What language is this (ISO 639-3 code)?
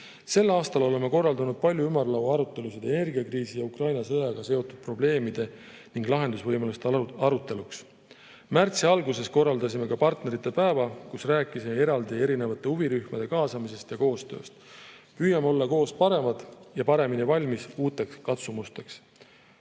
est